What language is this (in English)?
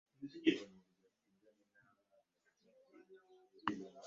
Ganda